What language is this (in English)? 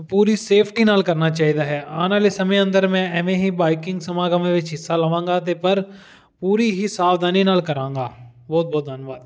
Punjabi